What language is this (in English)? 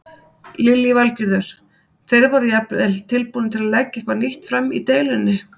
Icelandic